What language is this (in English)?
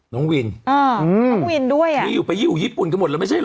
Thai